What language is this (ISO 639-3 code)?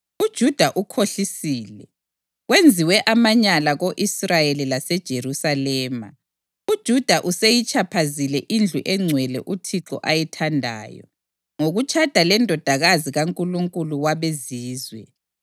nde